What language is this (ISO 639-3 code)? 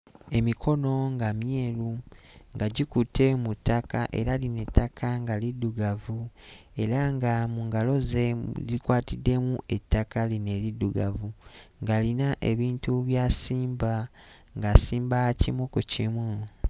lug